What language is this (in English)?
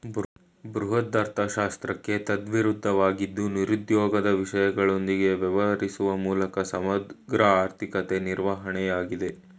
Kannada